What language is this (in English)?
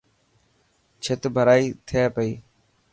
Dhatki